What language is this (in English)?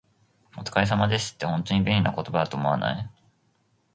Japanese